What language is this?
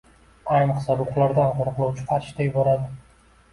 Uzbek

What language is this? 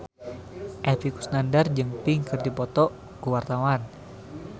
Sundanese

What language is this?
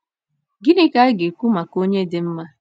Igbo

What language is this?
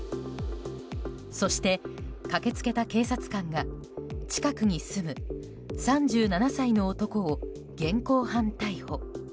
Japanese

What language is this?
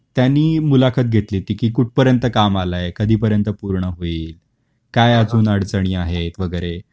Marathi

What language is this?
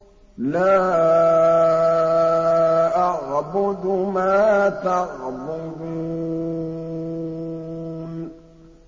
Arabic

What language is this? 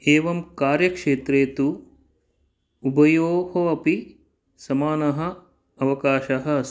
Sanskrit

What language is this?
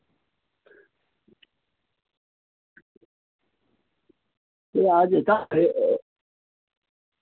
Nepali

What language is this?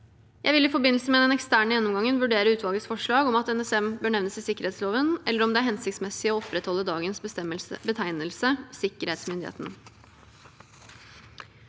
Norwegian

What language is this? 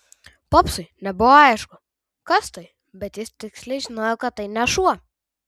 Lithuanian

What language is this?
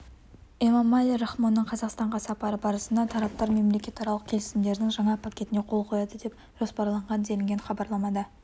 Kazakh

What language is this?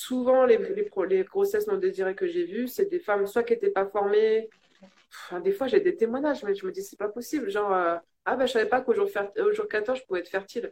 French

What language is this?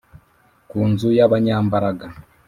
Kinyarwanda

